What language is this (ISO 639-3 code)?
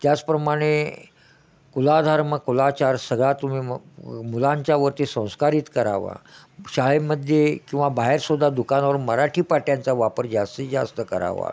mar